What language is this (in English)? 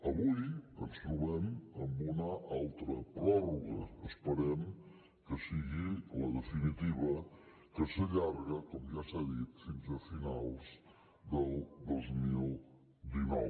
Catalan